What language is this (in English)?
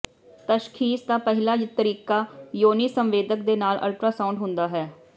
Punjabi